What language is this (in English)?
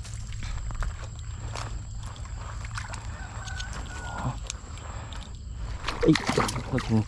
Vietnamese